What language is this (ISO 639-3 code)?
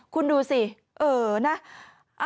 tha